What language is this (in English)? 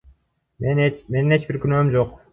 Kyrgyz